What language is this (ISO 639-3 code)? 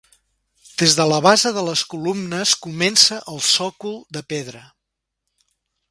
cat